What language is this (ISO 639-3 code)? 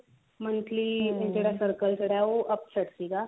pan